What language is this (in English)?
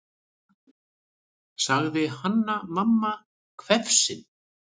Icelandic